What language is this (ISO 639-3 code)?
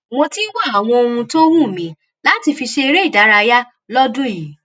yor